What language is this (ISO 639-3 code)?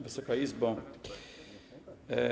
pol